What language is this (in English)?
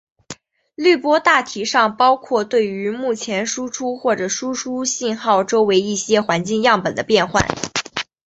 Chinese